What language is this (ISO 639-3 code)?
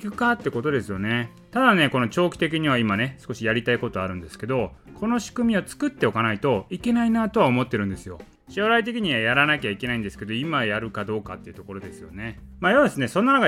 jpn